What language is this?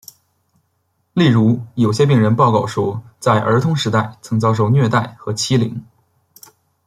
Chinese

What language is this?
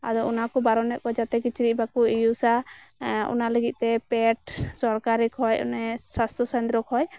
Santali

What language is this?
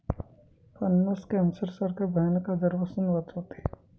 Marathi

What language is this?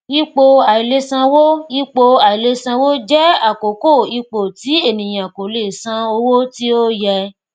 Yoruba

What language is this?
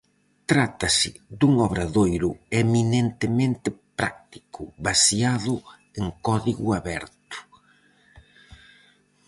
Galician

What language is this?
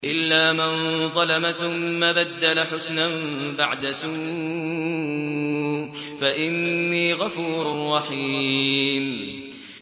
Arabic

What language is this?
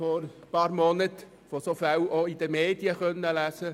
Swiss German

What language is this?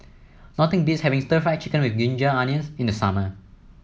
English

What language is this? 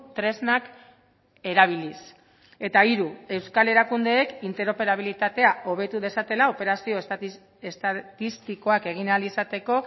Basque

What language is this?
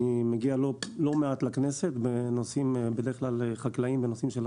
Hebrew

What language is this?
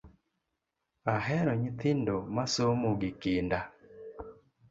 Luo (Kenya and Tanzania)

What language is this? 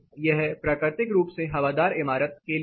Hindi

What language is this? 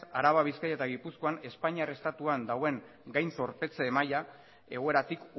Basque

